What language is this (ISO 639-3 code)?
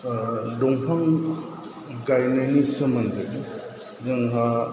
brx